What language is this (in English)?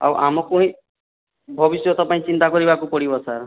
Odia